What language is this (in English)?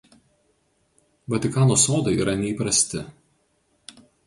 Lithuanian